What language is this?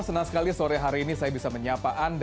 Indonesian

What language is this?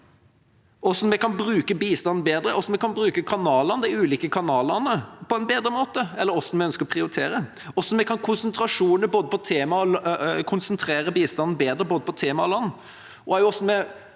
Norwegian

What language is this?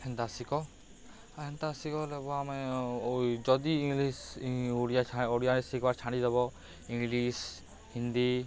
Odia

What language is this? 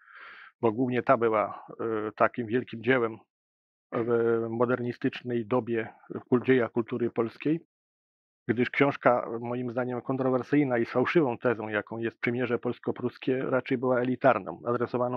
Polish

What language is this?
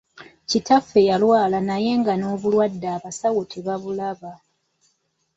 Ganda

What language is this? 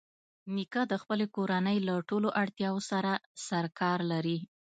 Pashto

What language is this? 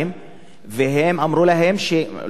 Hebrew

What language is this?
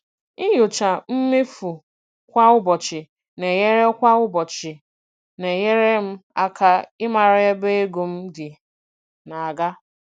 Igbo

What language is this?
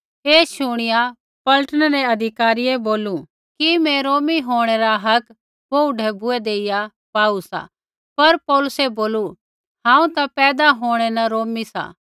Kullu Pahari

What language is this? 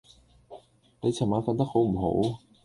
Cantonese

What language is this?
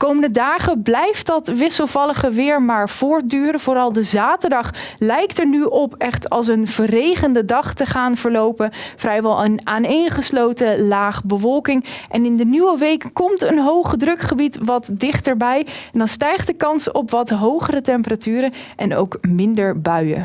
Dutch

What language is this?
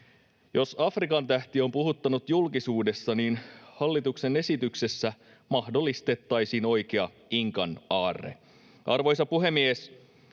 Finnish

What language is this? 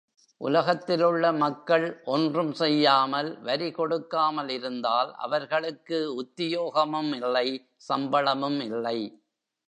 Tamil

